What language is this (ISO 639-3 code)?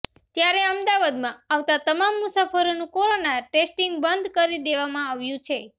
guj